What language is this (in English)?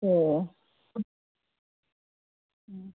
Manipuri